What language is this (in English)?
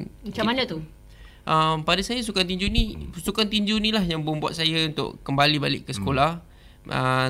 Malay